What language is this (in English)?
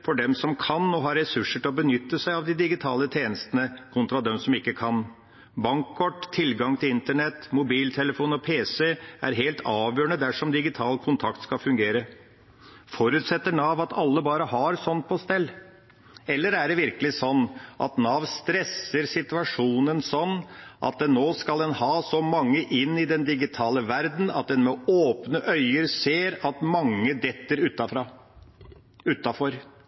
Norwegian Bokmål